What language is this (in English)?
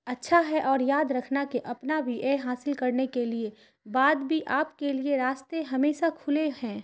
Urdu